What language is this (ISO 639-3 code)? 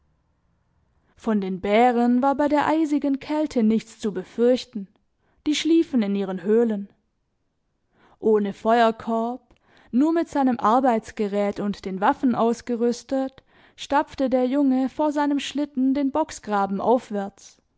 deu